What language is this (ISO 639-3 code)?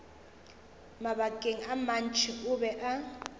nso